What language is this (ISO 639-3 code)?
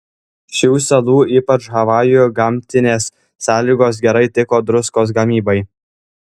lit